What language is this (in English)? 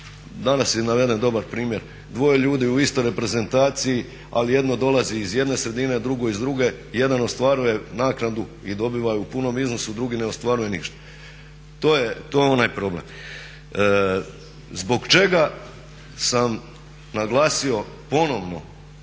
Croatian